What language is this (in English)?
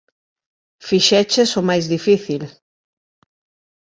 Galician